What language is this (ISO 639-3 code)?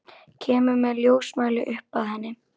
isl